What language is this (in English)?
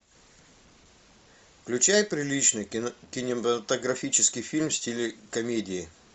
Russian